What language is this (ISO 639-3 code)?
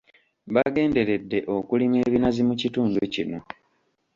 lug